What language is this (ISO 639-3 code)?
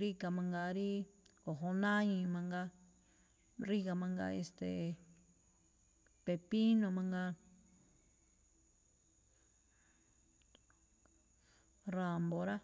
tcf